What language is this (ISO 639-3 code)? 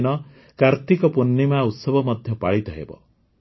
ori